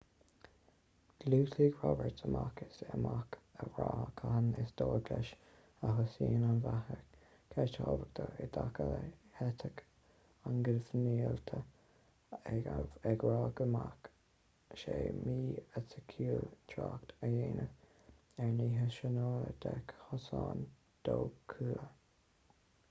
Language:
Irish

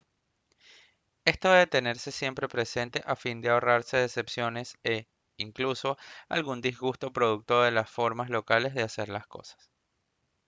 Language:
Spanish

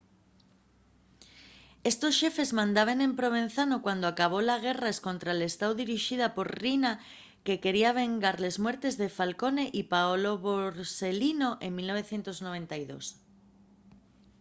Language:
Asturian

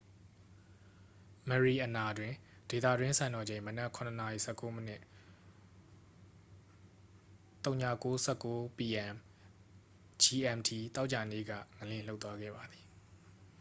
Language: Burmese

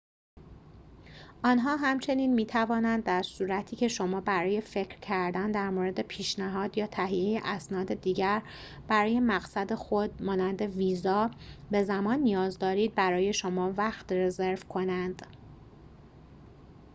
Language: Persian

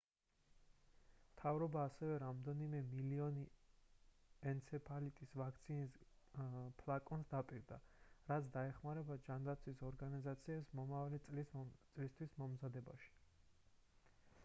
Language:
Georgian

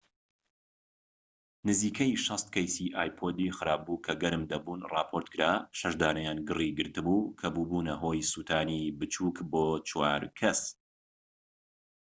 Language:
Central Kurdish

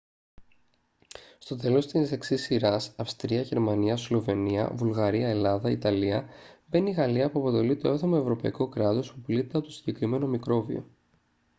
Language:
Greek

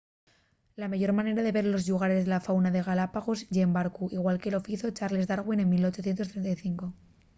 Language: Asturian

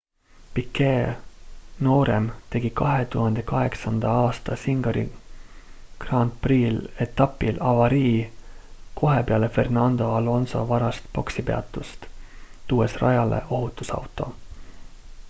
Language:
Estonian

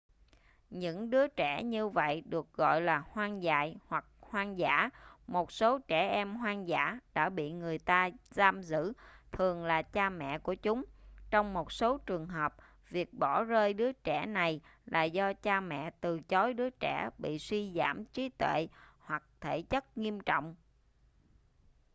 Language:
Vietnamese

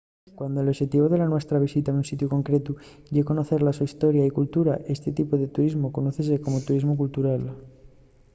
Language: Asturian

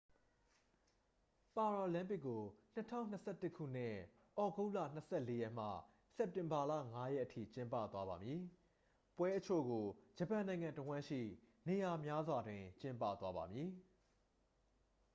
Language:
Burmese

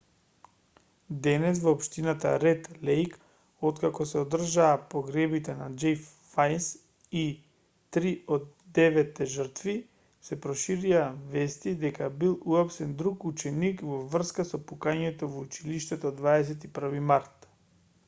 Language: Macedonian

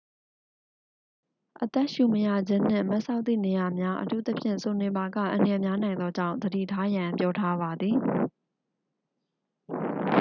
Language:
Burmese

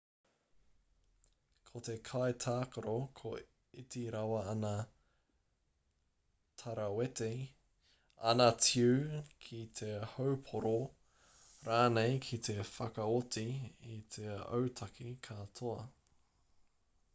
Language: Māori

